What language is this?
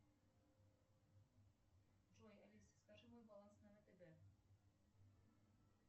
Russian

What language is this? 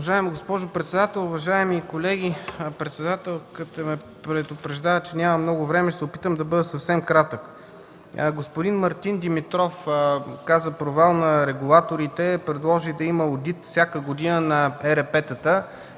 Bulgarian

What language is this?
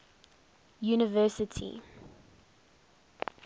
English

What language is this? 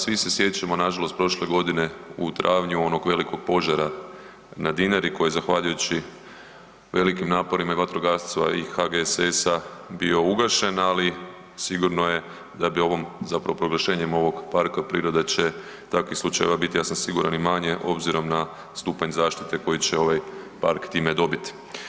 Croatian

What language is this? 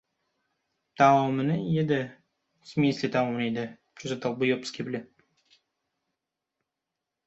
Uzbek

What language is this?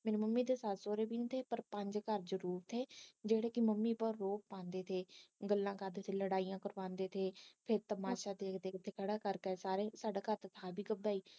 Punjabi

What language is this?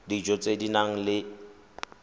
Tswana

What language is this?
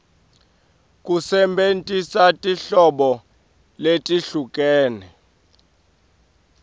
Swati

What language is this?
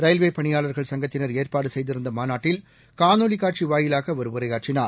Tamil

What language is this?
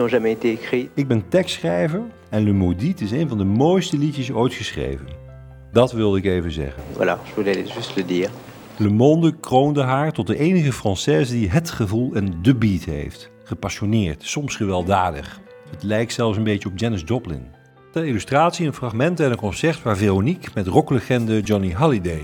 Dutch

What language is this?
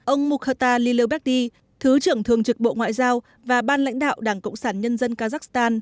Vietnamese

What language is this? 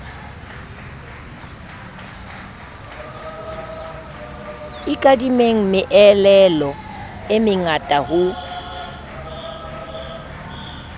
Southern Sotho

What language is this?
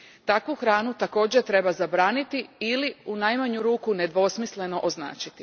Croatian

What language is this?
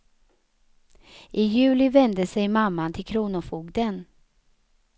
Swedish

